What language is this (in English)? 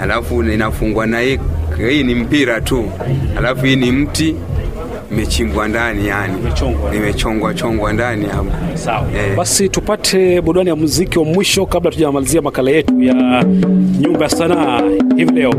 Swahili